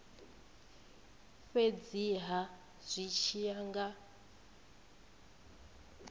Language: Venda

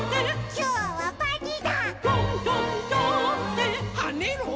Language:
Japanese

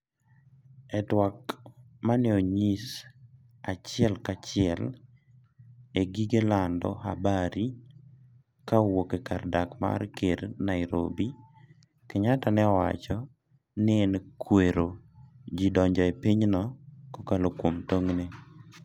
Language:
Luo (Kenya and Tanzania)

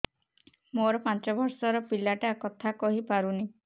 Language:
Odia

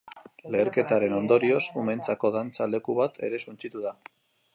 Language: Basque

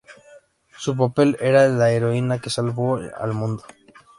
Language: Spanish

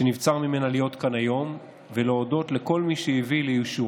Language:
Hebrew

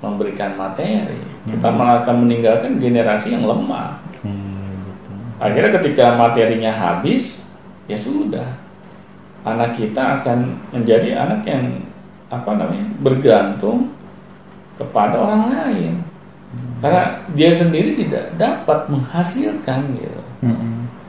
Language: Indonesian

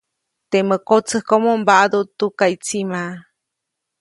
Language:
Copainalá Zoque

